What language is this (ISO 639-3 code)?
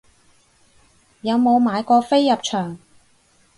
yue